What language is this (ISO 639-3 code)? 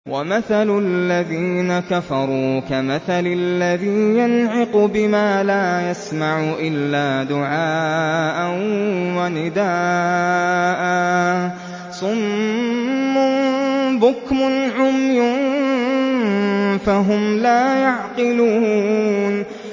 ara